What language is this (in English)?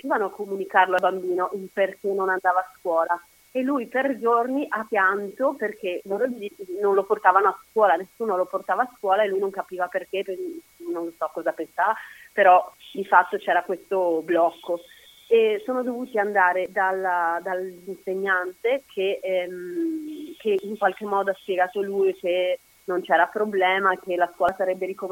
Italian